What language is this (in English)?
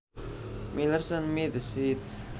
Javanese